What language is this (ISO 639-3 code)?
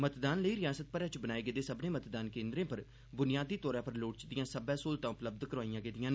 doi